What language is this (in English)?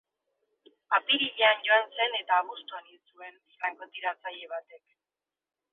Basque